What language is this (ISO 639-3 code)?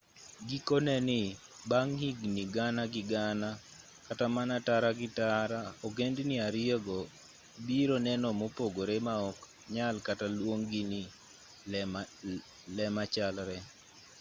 luo